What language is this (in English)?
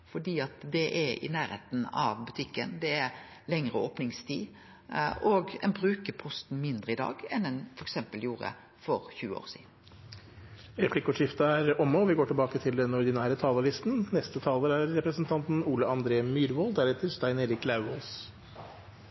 Norwegian